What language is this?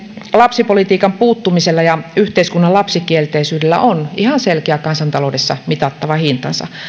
Finnish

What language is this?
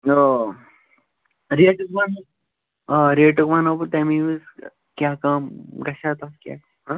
Kashmiri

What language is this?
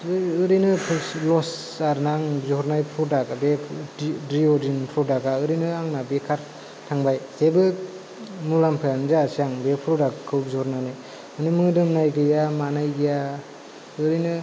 Bodo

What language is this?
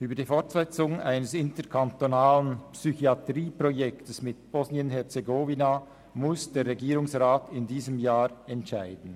Swiss German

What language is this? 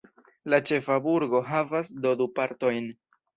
Esperanto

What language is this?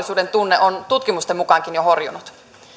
Finnish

